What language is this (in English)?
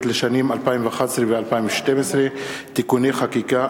Hebrew